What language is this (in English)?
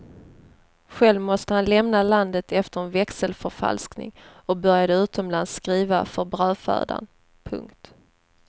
Swedish